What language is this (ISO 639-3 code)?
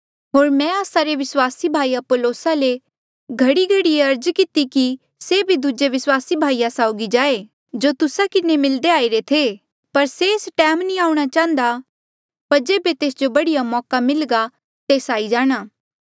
mjl